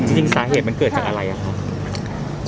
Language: Thai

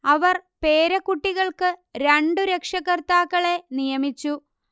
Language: Malayalam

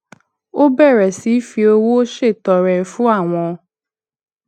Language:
Yoruba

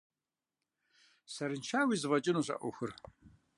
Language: Kabardian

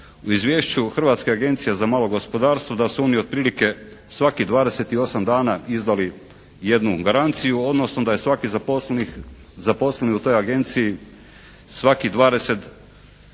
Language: Croatian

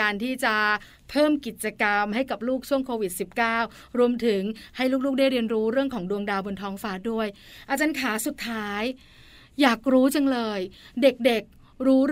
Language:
Thai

